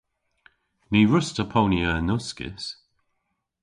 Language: Cornish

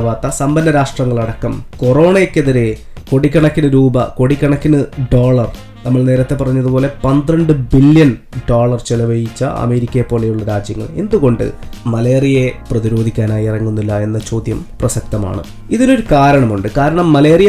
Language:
Malayalam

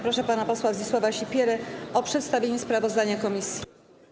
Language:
Polish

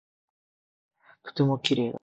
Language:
Japanese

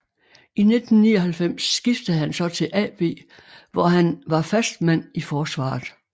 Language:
Danish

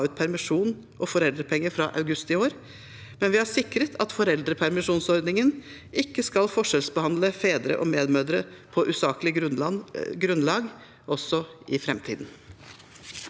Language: Norwegian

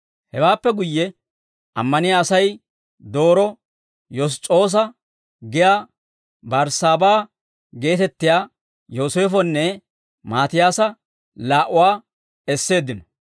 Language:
Dawro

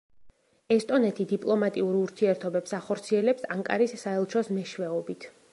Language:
Georgian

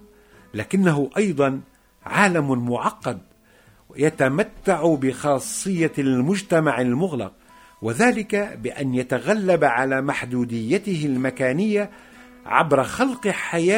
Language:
Arabic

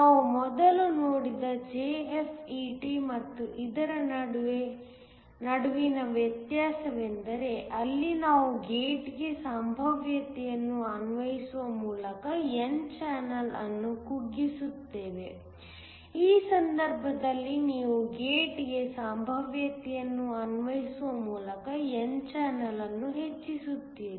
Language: Kannada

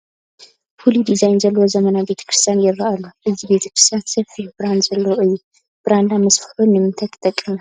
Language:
Tigrinya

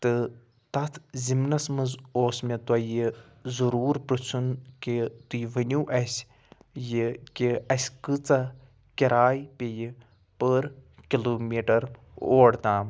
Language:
Kashmiri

